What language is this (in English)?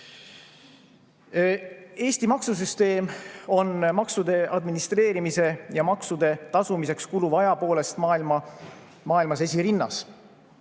Estonian